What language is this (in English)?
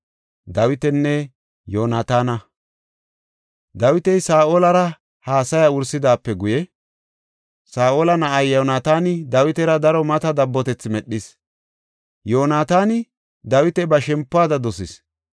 Gofa